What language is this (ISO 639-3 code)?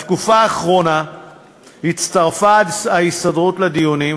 heb